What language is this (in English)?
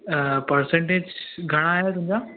Sindhi